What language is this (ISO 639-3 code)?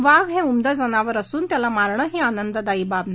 mar